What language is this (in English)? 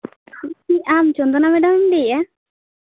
Santali